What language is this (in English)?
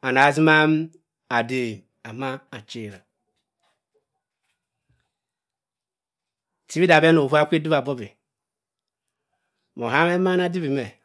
Cross River Mbembe